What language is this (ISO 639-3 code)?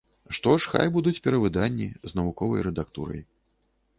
bel